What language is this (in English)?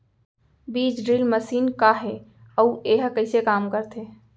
Chhattisgarhi